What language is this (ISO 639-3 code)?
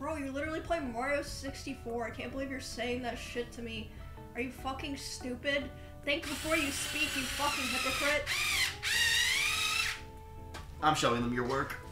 eng